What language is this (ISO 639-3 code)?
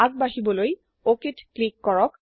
asm